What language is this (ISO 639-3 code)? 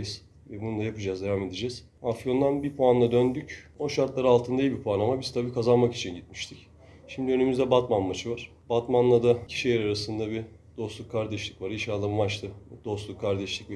tur